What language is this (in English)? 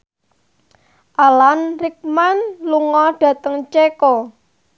Javanese